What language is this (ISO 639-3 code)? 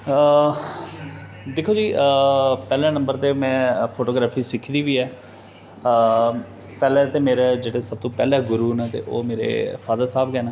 doi